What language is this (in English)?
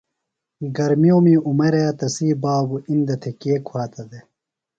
Phalura